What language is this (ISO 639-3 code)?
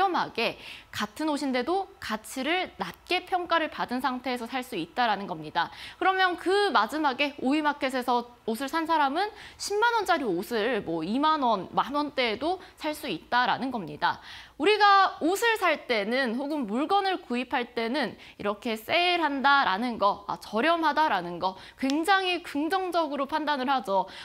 kor